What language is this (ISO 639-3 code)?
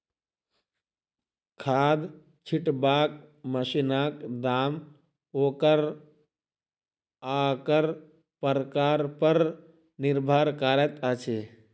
mai